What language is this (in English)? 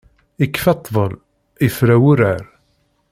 Kabyle